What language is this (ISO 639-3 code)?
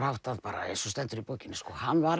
isl